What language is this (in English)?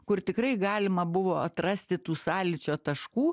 Lithuanian